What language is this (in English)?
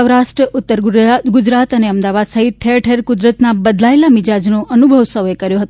Gujarati